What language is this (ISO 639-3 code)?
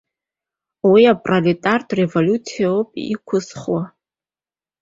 abk